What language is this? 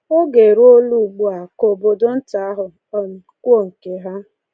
Igbo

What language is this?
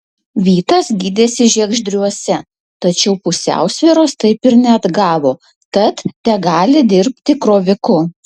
Lithuanian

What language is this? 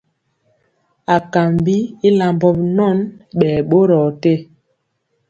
Mpiemo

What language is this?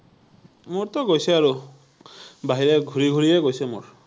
Assamese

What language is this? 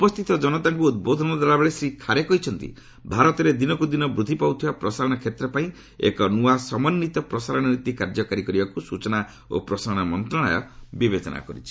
Odia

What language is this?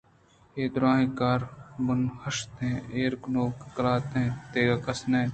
Eastern Balochi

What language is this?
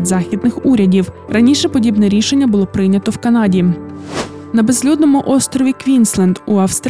Ukrainian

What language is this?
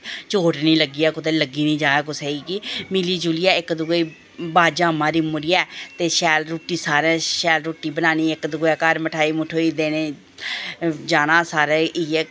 Dogri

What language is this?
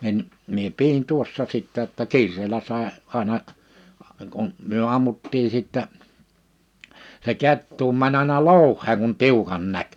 Finnish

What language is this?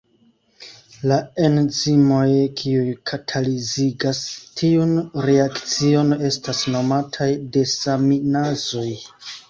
Esperanto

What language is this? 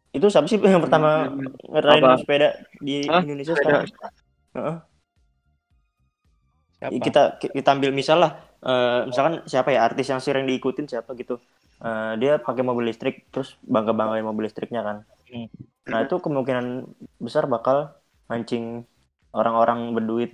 Indonesian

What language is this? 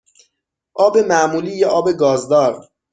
Persian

